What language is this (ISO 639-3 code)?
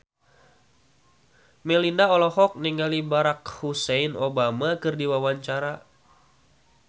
sun